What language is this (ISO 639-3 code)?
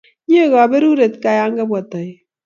kln